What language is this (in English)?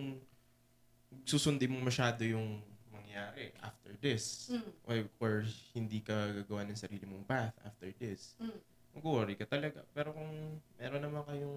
Filipino